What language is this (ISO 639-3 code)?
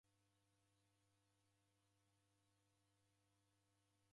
dav